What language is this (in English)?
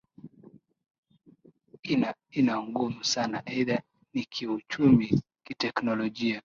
Swahili